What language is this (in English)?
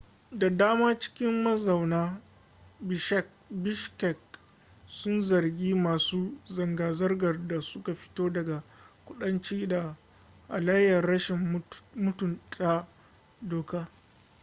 Hausa